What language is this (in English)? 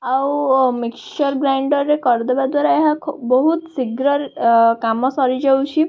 Odia